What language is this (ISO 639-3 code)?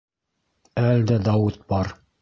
bak